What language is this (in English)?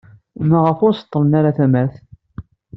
Kabyle